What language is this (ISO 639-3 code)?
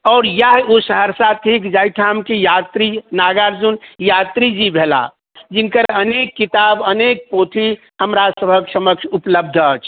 mai